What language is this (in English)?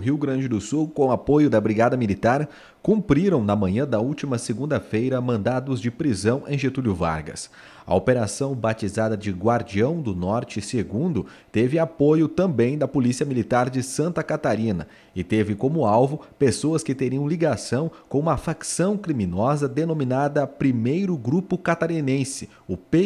Portuguese